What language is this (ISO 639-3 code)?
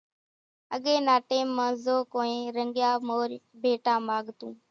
gjk